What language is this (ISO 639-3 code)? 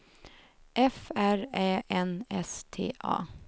swe